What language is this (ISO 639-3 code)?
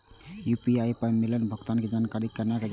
mai